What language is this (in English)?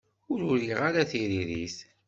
Kabyle